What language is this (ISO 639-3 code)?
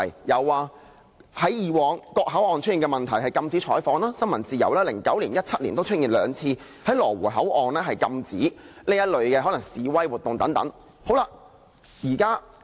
yue